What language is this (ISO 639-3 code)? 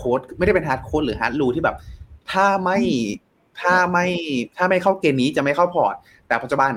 tha